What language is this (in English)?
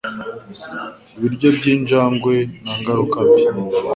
Kinyarwanda